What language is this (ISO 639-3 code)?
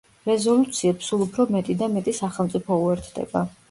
kat